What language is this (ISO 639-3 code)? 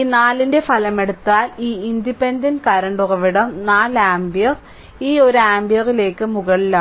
mal